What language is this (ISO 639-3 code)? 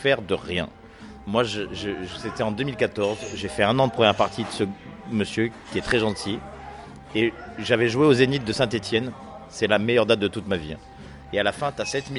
fra